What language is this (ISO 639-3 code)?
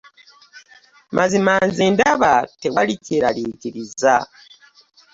lug